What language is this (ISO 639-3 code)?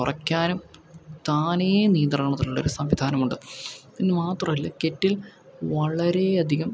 mal